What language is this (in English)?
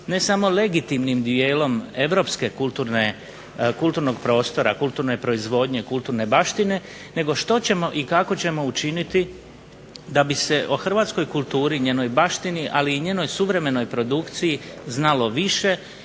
Croatian